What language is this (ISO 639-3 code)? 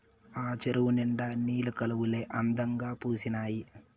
tel